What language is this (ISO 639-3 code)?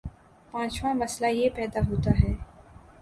urd